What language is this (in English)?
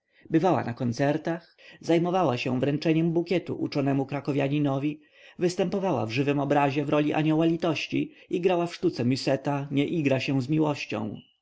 Polish